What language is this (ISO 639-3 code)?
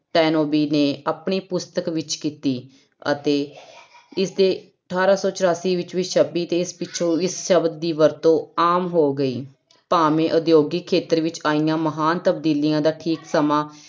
pan